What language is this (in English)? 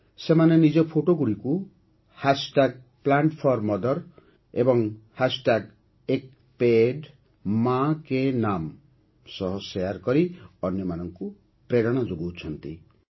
Odia